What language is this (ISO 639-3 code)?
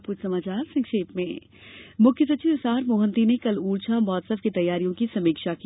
hin